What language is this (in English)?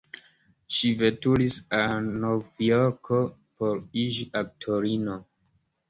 Esperanto